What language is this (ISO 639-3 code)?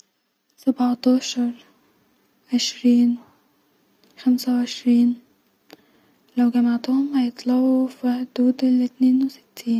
arz